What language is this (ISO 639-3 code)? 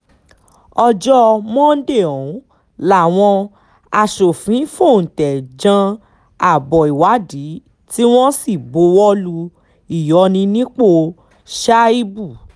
yor